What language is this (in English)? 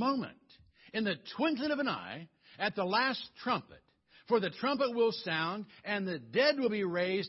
English